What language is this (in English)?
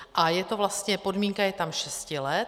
Czech